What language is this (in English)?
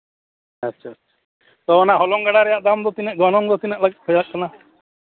Santali